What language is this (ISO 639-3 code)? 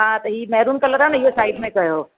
snd